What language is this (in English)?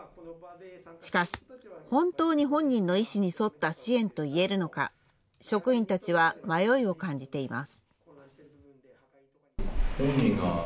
Japanese